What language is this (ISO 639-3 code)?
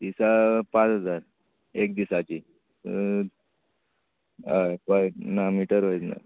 kok